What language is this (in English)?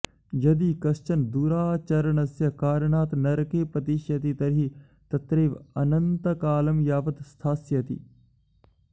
Sanskrit